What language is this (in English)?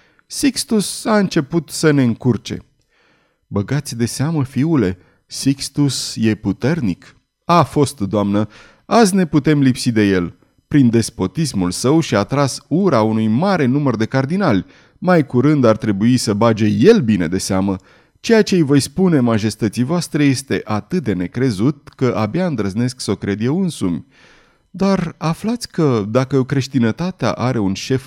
Romanian